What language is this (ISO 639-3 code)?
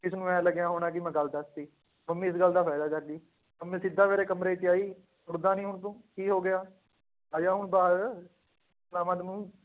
pan